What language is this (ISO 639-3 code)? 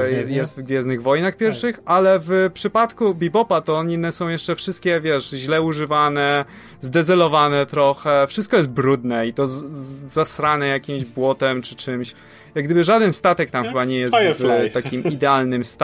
pol